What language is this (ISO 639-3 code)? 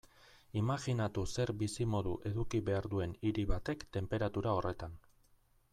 eus